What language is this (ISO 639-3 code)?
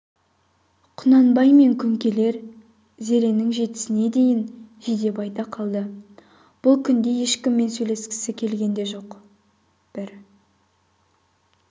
kaz